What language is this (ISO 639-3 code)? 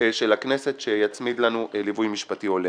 heb